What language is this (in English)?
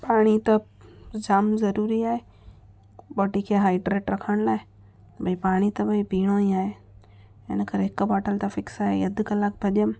Sindhi